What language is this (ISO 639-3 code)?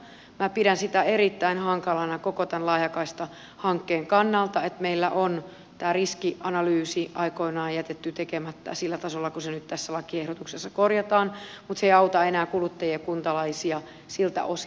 fin